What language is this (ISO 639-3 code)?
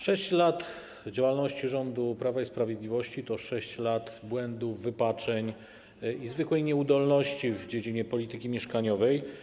pol